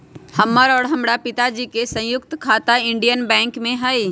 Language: Magahi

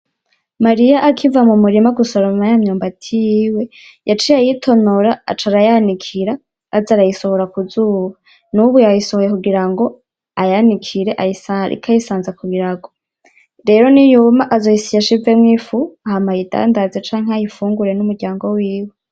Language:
Rundi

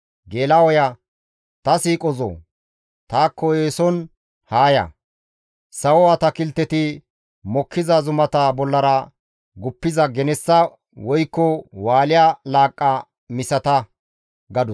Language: Gamo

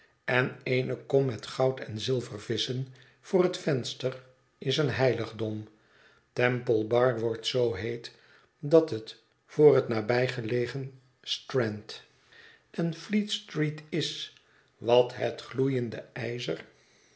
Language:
Dutch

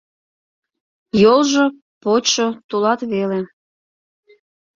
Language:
Mari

